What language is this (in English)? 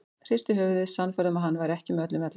Icelandic